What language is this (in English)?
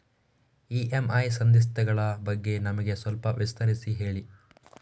Kannada